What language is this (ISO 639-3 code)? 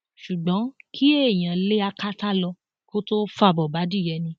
yor